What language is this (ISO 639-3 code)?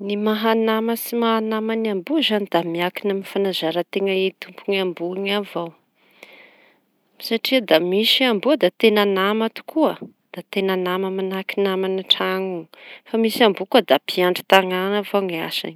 txy